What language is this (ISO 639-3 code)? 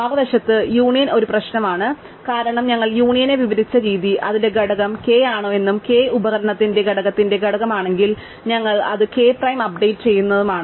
mal